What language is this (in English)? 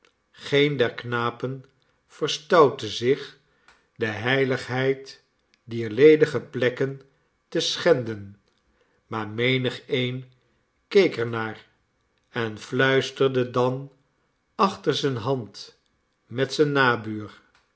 Dutch